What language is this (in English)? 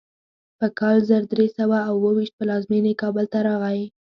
Pashto